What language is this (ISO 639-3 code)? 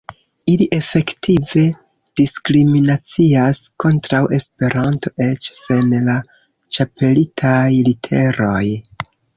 epo